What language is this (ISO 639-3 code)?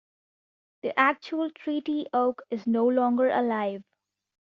eng